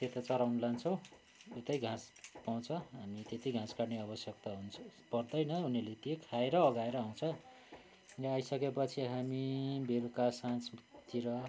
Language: Nepali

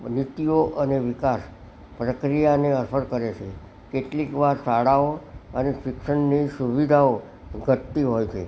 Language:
Gujarati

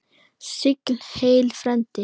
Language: Icelandic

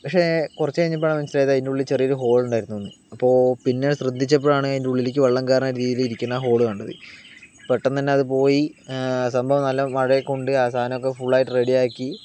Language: Malayalam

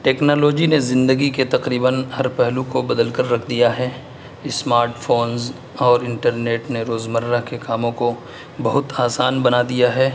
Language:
Urdu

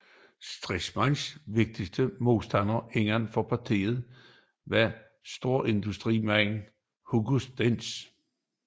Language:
Danish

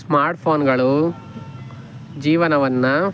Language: Kannada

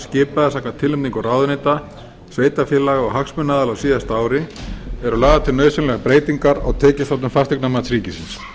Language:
Icelandic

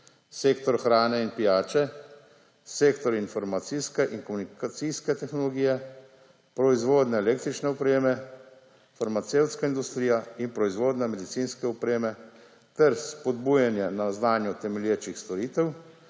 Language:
Slovenian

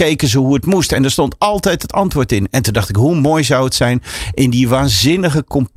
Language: Dutch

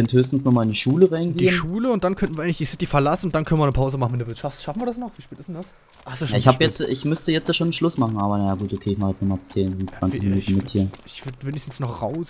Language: German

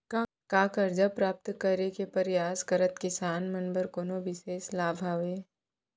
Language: Chhattisgarhi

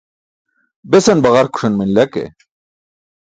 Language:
Burushaski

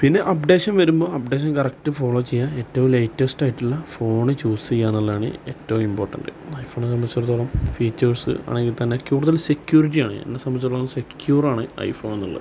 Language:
Malayalam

